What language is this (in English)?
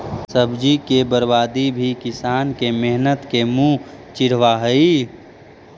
Magahi